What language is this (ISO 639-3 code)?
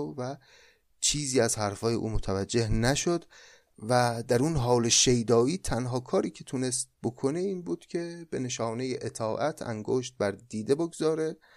fas